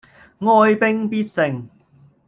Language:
Cantonese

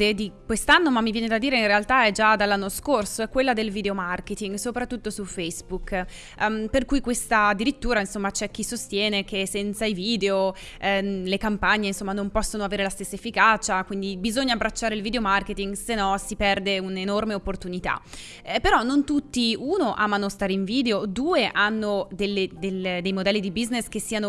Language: Italian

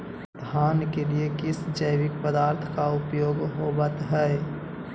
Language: Magahi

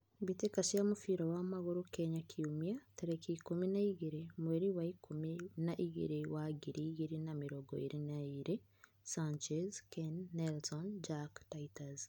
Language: Kikuyu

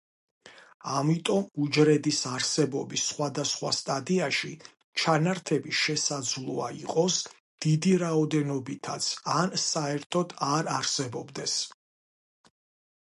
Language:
Georgian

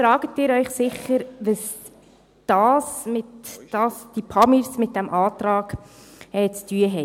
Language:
Swiss German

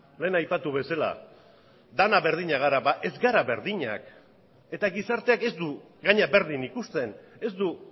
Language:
Basque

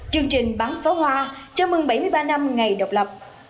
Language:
Vietnamese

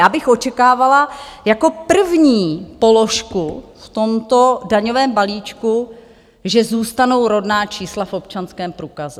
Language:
Czech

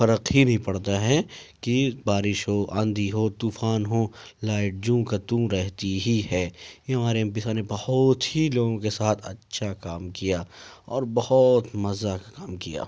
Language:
Urdu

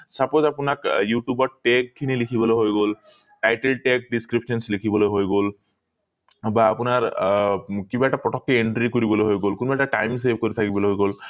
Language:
Assamese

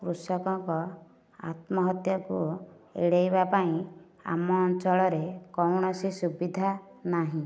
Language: Odia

